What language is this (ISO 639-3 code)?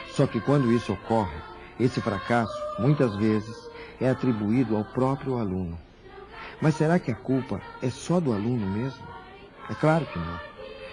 por